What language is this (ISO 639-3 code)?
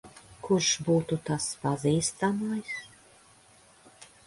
lav